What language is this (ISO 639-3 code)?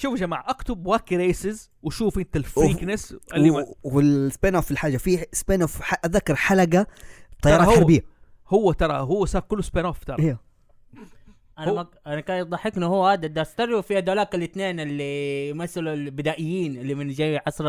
ara